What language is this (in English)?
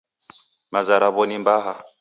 Taita